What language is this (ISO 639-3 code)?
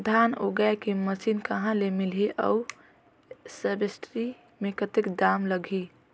hne